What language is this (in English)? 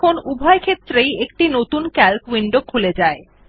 Bangla